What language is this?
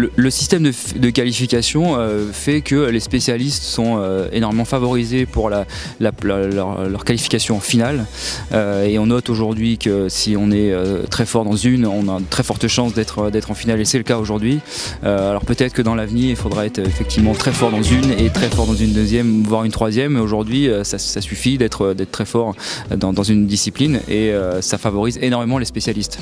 French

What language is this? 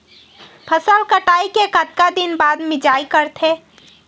Chhattisgarhi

